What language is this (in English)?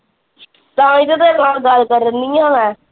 Punjabi